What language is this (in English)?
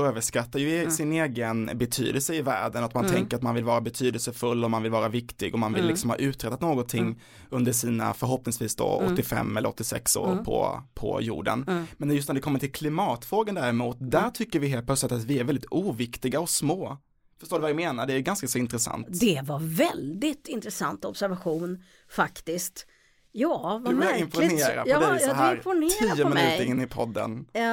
Swedish